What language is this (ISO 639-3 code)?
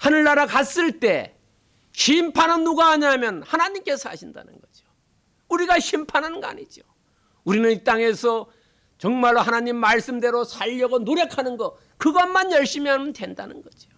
kor